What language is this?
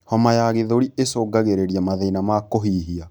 Kikuyu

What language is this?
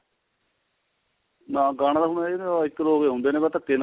Punjabi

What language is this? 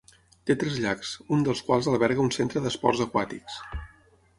Catalan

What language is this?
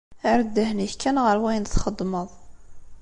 Kabyle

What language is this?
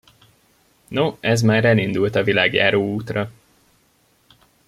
Hungarian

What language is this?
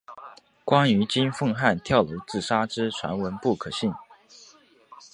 Chinese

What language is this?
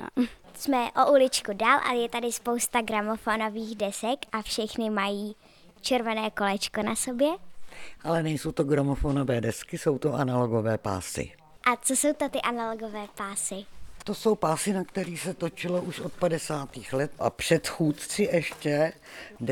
Czech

